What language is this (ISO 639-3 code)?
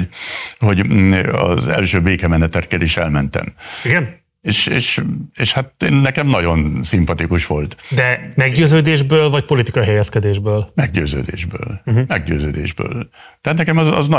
hun